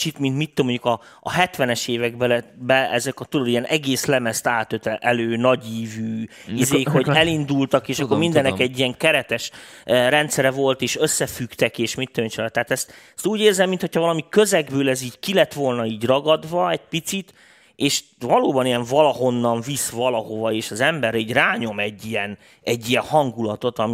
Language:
Hungarian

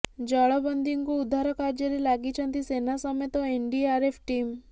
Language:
Odia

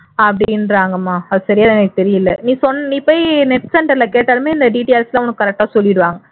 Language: Tamil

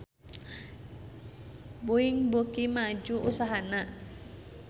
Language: Sundanese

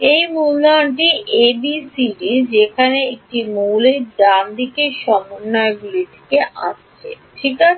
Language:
Bangla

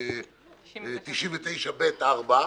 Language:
Hebrew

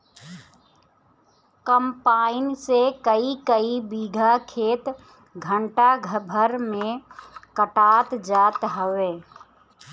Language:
Bhojpuri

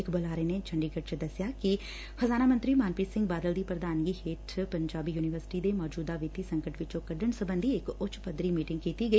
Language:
Punjabi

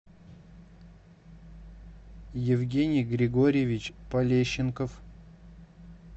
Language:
Russian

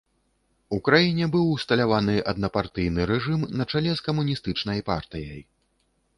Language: Belarusian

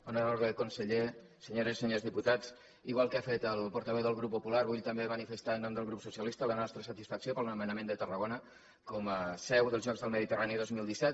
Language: Catalan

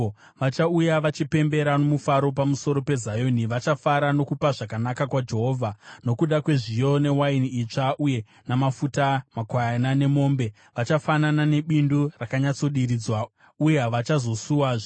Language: Shona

